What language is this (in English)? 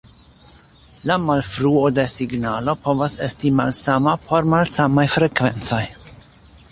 Esperanto